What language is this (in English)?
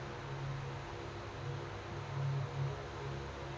Kannada